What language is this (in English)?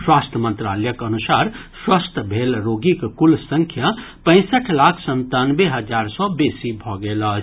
Maithili